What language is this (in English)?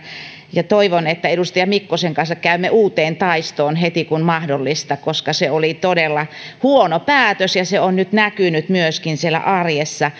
Finnish